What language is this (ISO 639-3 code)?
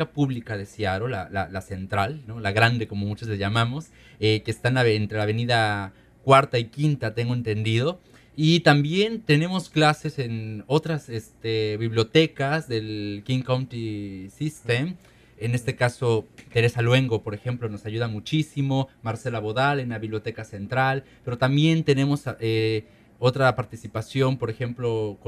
spa